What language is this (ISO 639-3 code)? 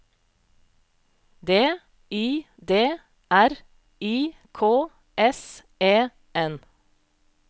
nor